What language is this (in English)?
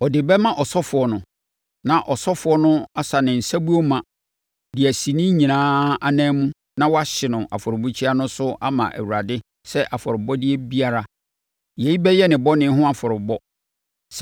Akan